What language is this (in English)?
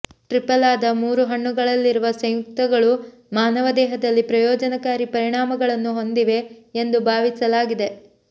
Kannada